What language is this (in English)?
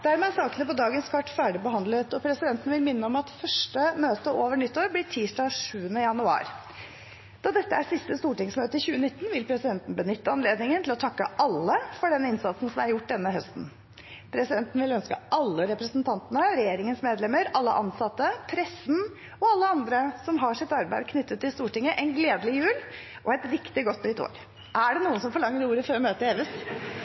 Norwegian Bokmål